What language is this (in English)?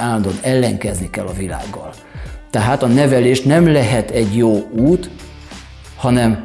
Hungarian